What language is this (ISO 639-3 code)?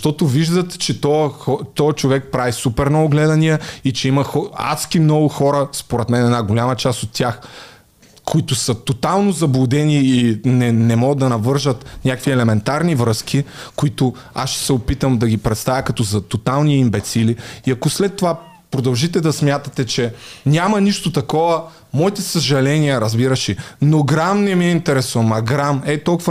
bul